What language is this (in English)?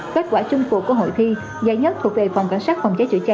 Vietnamese